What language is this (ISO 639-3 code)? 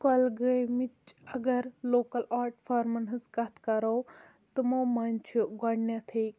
kas